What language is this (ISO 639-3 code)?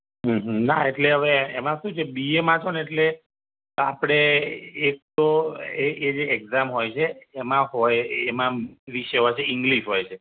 guj